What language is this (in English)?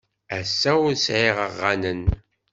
Kabyle